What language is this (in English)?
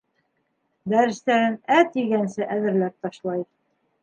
Bashkir